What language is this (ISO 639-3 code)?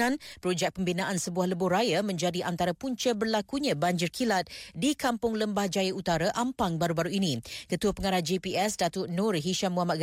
msa